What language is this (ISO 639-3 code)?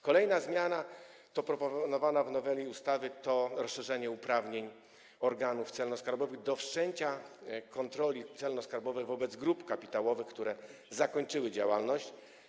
pol